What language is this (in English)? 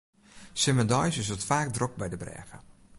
Western Frisian